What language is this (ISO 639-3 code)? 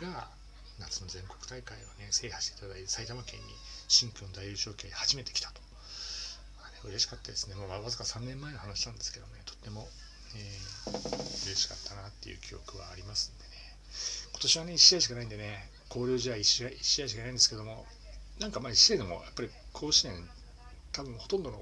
jpn